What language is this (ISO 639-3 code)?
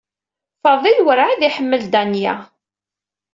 kab